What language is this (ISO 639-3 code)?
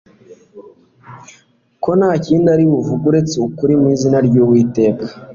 kin